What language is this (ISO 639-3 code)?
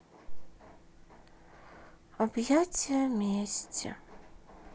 rus